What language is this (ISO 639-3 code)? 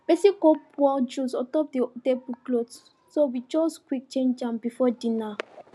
pcm